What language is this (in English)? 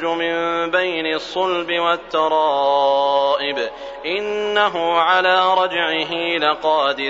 Arabic